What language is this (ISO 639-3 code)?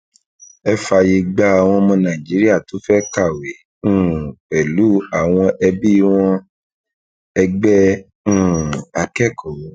yor